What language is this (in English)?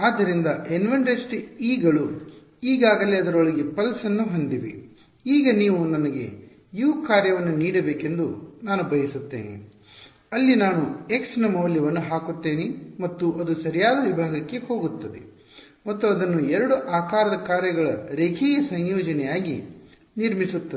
Kannada